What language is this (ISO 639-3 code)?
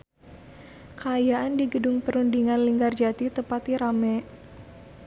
sun